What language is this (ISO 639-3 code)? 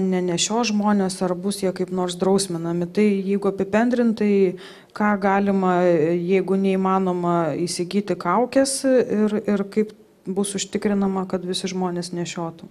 lit